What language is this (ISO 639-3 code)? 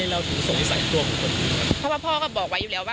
tha